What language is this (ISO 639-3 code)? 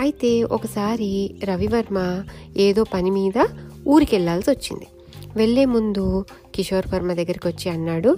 tel